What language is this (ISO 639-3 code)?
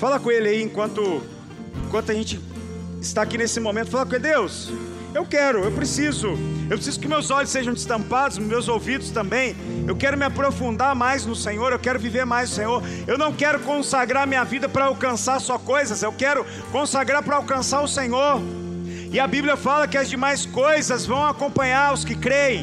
por